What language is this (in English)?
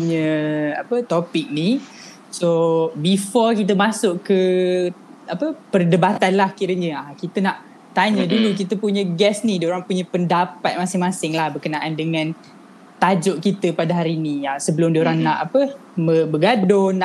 Malay